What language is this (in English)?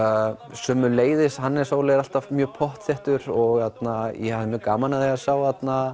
Icelandic